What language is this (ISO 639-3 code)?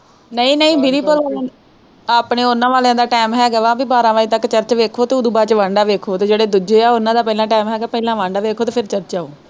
pan